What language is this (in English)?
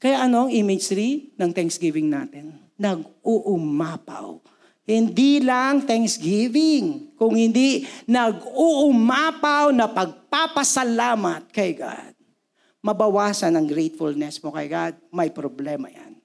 Filipino